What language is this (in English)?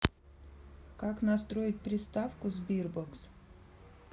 Russian